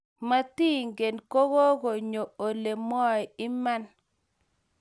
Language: Kalenjin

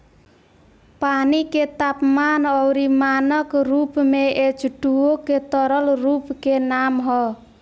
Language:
Bhojpuri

